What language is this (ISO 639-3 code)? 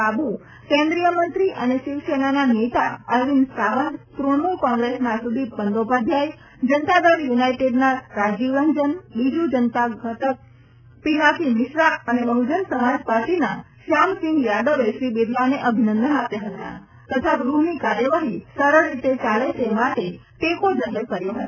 guj